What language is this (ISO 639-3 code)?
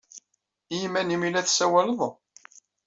kab